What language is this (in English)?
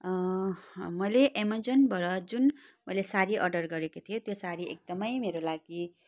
Nepali